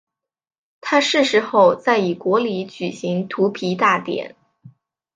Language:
Chinese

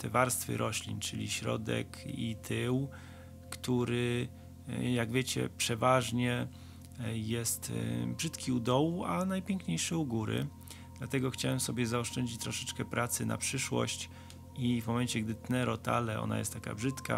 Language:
Polish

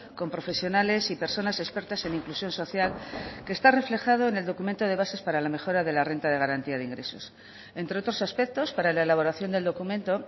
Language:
Spanish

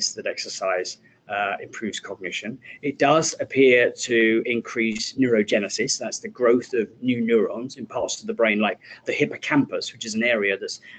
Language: English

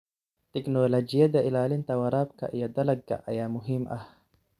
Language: Somali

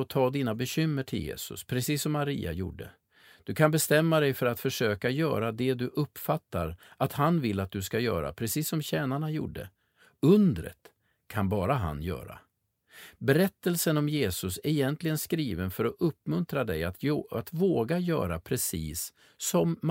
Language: Swedish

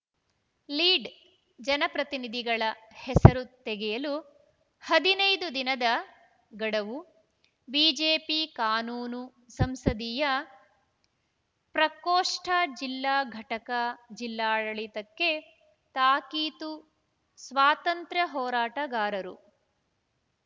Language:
Kannada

